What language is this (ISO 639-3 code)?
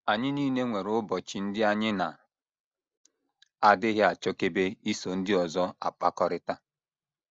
ibo